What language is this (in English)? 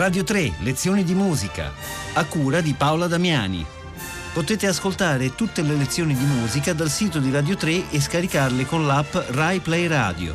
Italian